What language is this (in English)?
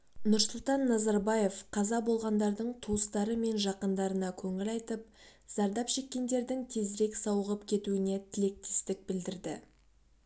Kazakh